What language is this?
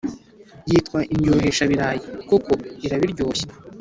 Kinyarwanda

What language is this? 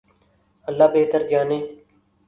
Urdu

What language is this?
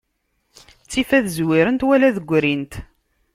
Kabyle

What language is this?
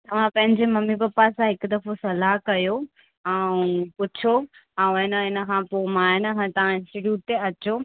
Sindhi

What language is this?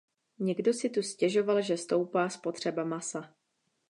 Czech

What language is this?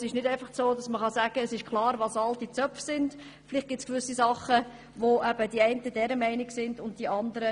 Swiss German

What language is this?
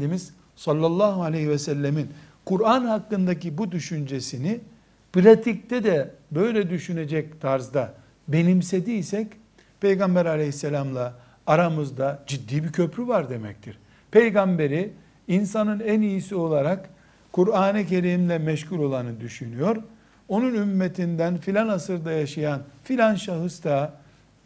Turkish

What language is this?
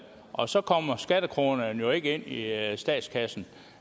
Danish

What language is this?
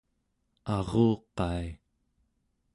Central Yupik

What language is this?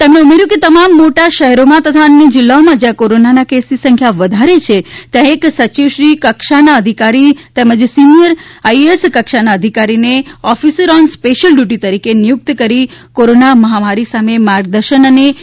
Gujarati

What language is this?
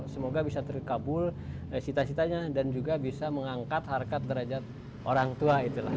Indonesian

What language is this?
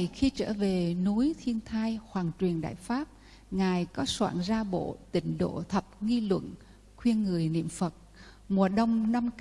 Vietnamese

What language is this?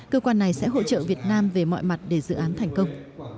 Vietnamese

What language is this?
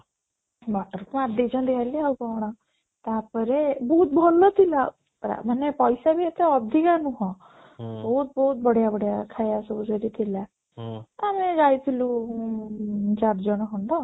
Odia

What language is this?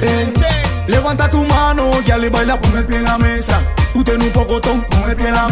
Spanish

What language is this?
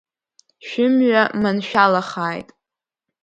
Abkhazian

